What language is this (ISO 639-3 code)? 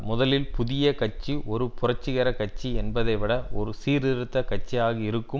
tam